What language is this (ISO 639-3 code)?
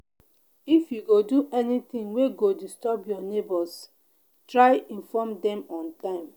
pcm